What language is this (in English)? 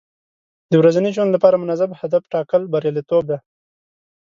Pashto